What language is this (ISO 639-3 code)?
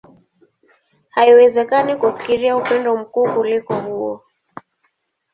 swa